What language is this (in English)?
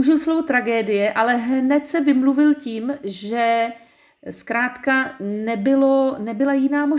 Czech